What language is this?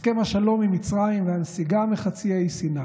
Hebrew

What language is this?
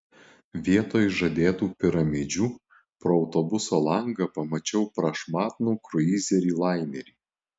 Lithuanian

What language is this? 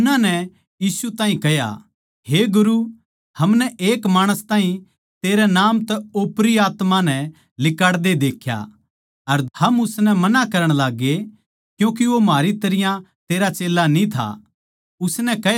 Haryanvi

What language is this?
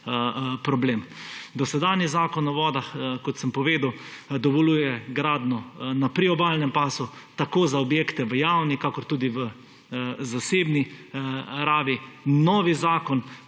Slovenian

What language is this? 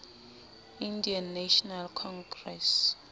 Southern Sotho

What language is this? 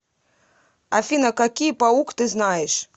Russian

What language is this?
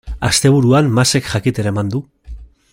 Basque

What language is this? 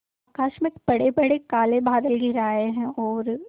Hindi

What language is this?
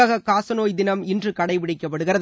Tamil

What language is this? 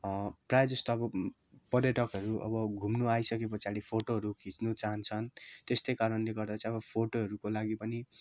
Nepali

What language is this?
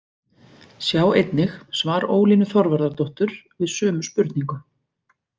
Icelandic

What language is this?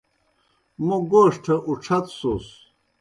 Kohistani Shina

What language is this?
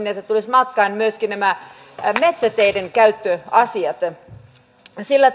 Finnish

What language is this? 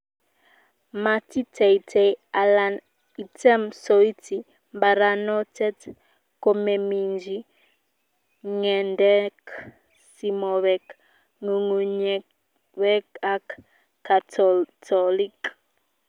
Kalenjin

